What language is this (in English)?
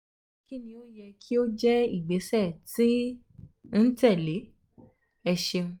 Yoruba